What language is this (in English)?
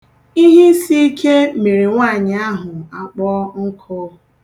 Igbo